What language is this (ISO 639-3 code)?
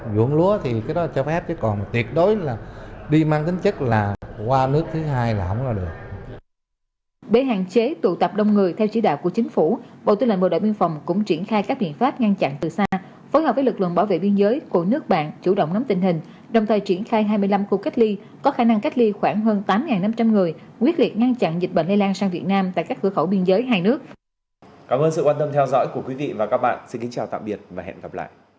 vie